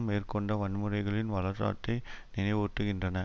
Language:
Tamil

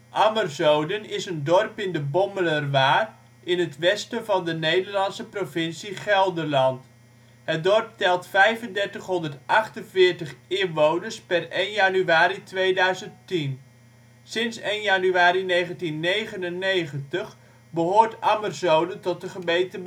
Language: Dutch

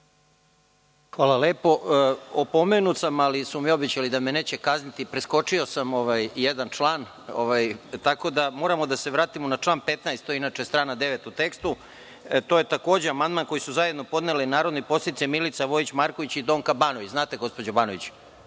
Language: Serbian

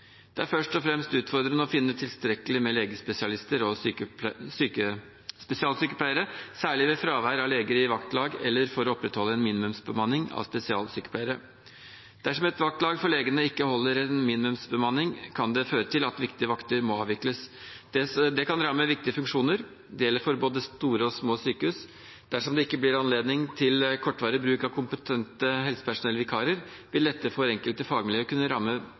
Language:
Norwegian Bokmål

